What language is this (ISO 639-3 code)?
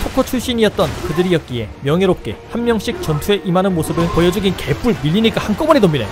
kor